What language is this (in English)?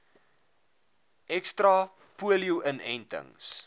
Afrikaans